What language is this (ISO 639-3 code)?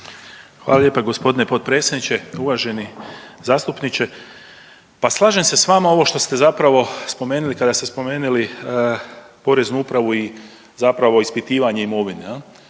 hrv